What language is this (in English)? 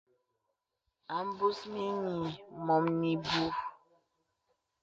Bebele